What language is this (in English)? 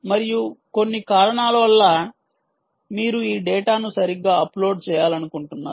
Telugu